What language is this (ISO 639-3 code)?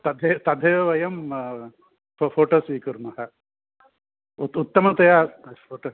san